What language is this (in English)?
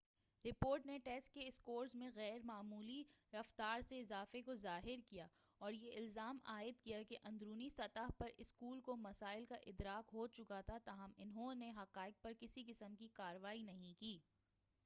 Urdu